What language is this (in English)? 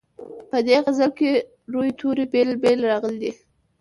Pashto